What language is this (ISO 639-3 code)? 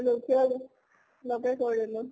asm